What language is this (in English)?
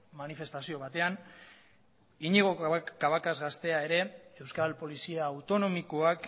Basque